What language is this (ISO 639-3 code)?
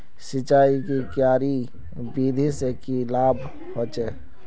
mag